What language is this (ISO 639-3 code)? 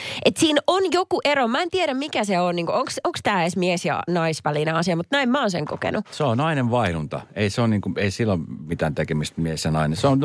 fin